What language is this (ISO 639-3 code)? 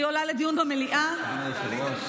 heb